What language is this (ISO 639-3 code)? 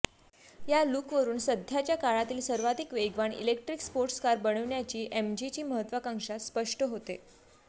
mar